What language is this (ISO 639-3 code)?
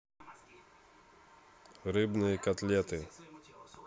rus